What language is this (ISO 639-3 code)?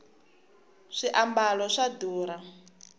tso